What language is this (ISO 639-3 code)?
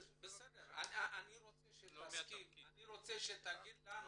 heb